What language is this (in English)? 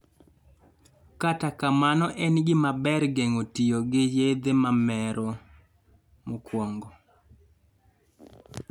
Luo (Kenya and Tanzania)